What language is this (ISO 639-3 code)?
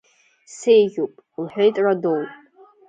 abk